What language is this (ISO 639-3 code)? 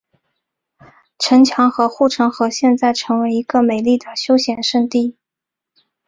zho